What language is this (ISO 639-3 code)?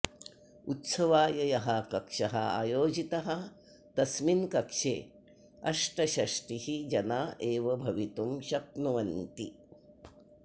san